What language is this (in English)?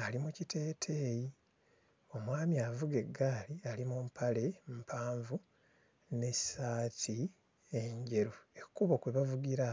Ganda